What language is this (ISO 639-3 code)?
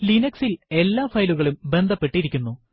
mal